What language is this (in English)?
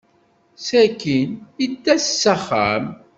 Kabyle